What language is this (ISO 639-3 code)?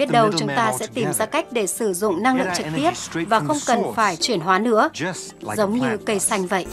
vie